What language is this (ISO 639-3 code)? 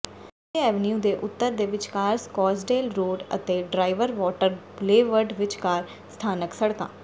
pan